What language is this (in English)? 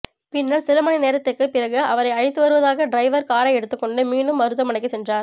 Tamil